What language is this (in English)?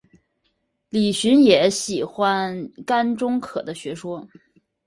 Chinese